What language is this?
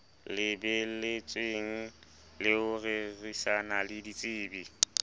Southern Sotho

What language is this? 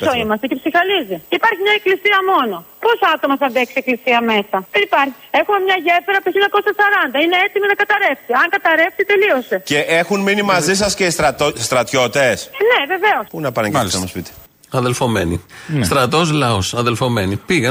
Greek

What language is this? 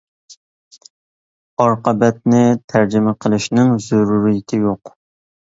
Uyghur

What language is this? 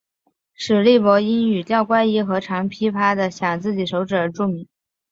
Chinese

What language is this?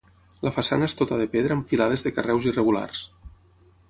Catalan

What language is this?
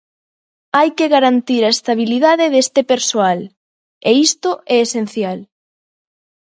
Galician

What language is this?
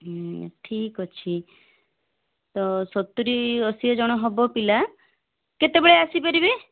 Odia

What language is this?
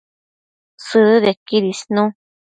Matsés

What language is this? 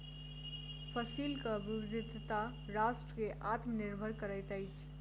Maithili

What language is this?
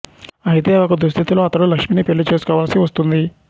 Telugu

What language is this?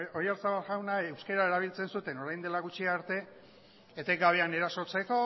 Basque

